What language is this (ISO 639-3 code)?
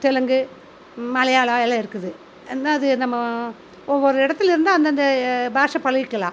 tam